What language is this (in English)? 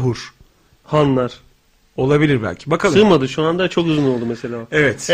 Turkish